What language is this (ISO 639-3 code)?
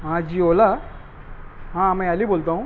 urd